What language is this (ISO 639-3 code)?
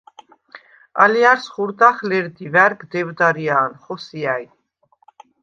sva